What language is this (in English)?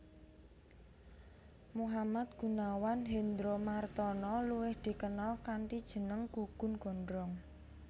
Javanese